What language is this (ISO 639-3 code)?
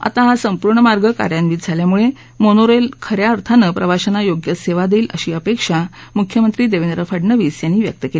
mar